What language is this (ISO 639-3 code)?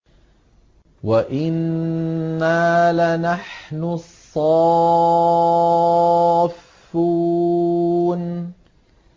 ara